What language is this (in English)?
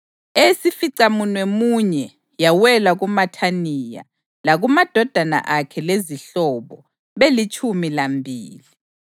North Ndebele